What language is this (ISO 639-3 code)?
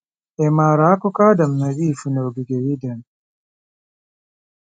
ibo